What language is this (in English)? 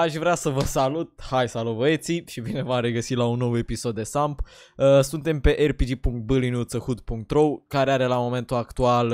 Romanian